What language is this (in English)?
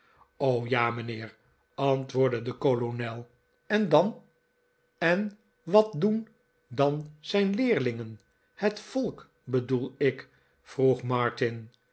Dutch